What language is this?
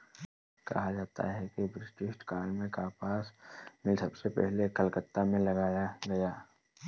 Hindi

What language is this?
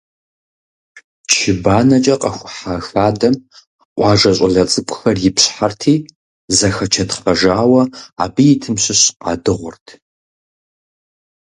Kabardian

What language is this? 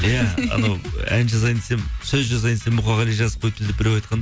Kazakh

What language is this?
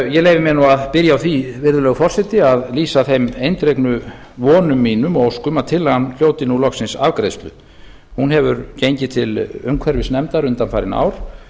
Icelandic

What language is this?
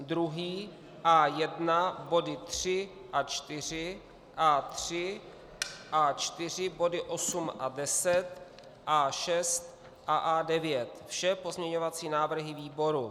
Czech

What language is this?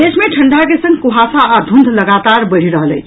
Maithili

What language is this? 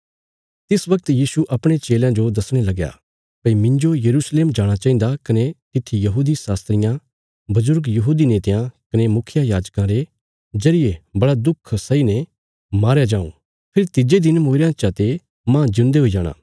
Bilaspuri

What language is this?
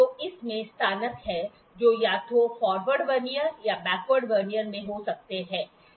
Hindi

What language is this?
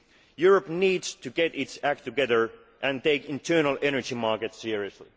English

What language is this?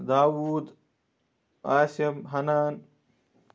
Kashmiri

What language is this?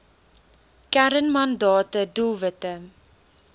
Afrikaans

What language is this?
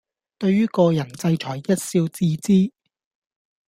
Cantonese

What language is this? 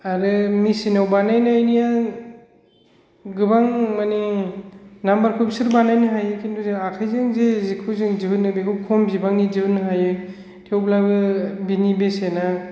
Bodo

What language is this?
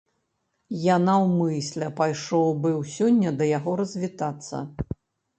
Belarusian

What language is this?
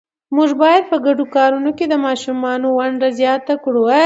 Pashto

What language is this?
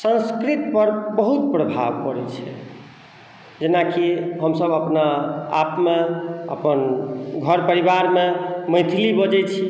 Maithili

